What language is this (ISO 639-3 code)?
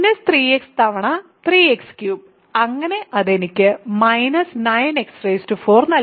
mal